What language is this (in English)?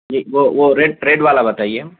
Urdu